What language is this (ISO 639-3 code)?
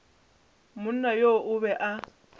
nso